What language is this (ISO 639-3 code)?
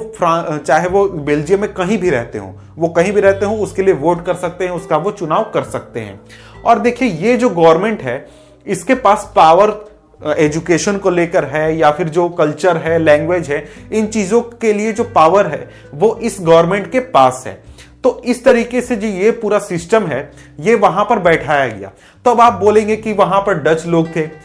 hin